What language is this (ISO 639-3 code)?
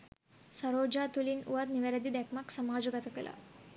sin